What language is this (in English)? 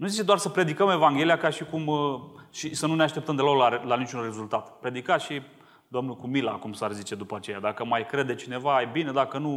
Romanian